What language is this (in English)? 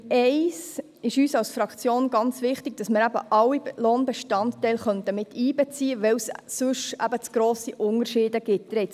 Swiss German